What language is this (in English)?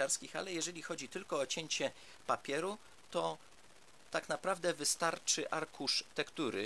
Polish